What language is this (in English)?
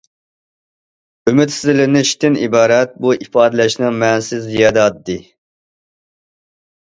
Uyghur